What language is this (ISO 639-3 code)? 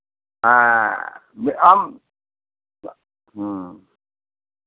sat